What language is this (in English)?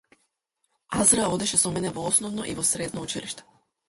Macedonian